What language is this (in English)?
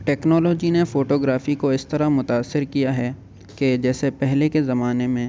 Urdu